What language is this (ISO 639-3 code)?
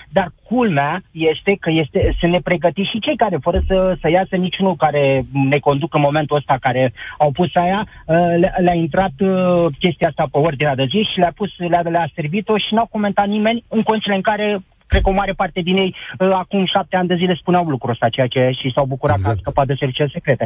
ron